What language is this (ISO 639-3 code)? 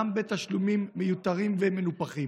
heb